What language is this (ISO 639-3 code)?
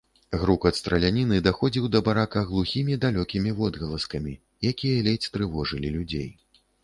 bel